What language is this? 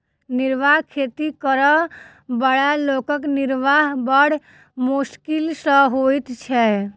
Maithili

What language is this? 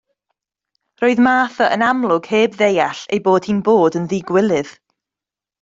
Welsh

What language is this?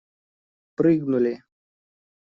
Russian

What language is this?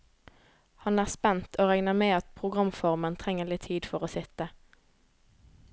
Norwegian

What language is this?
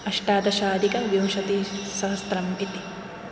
Sanskrit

